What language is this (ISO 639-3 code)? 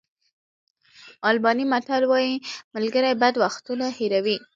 pus